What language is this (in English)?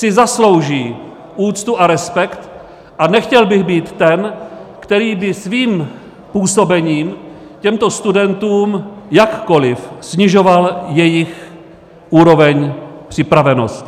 Czech